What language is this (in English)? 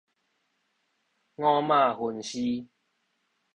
Min Nan Chinese